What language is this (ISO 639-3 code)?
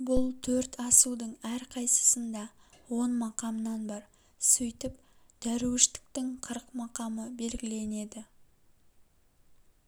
kaz